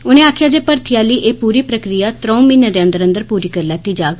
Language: Dogri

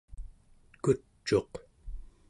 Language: Central Yupik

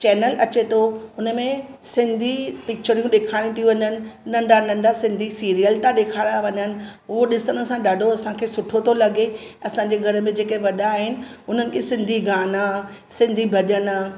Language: Sindhi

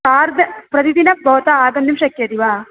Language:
Sanskrit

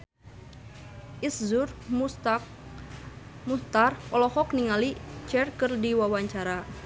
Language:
Sundanese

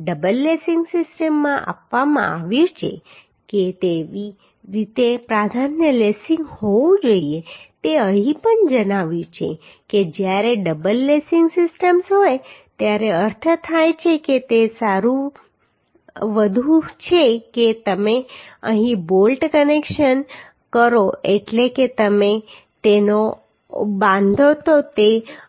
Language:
Gujarati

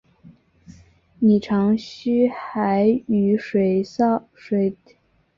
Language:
Chinese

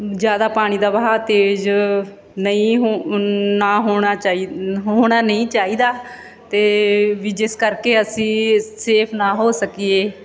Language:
Punjabi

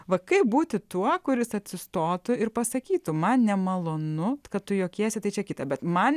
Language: Lithuanian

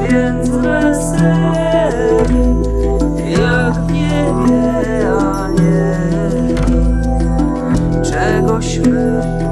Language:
Spanish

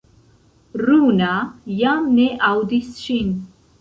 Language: Esperanto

